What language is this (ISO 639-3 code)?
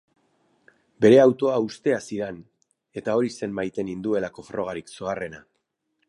eus